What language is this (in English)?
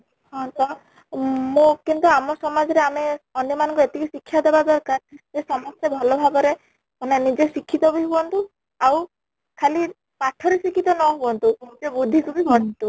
Odia